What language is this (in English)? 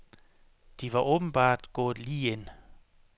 Danish